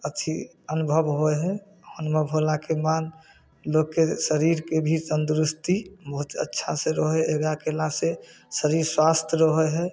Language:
Maithili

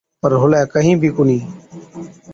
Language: Od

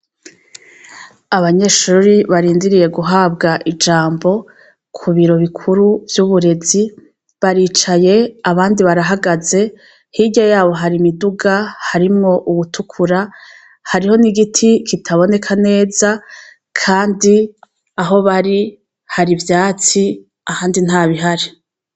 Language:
Rundi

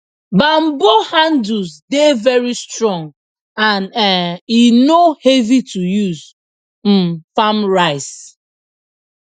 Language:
Nigerian Pidgin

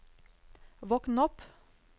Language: Norwegian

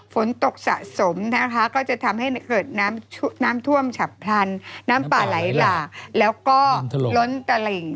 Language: Thai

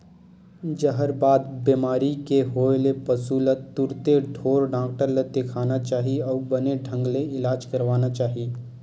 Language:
Chhattisgarhi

